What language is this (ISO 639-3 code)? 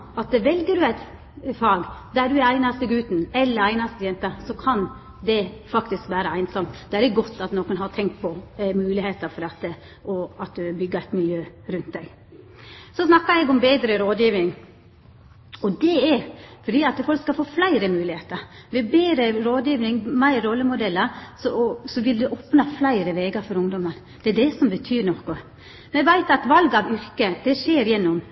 nno